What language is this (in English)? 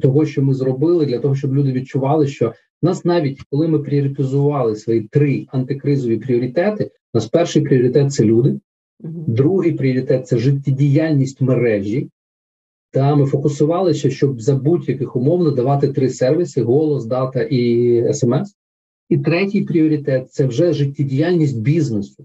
Ukrainian